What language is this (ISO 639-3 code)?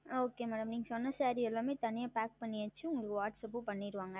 tam